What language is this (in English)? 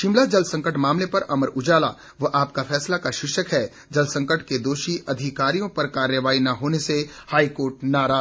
Hindi